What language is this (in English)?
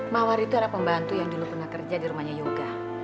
Indonesian